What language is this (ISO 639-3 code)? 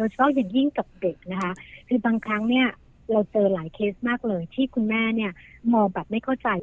tha